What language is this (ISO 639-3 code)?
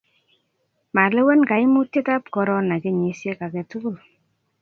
kln